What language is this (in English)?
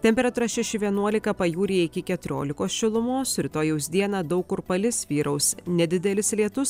Lithuanian